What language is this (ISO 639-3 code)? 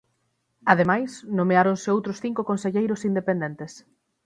glg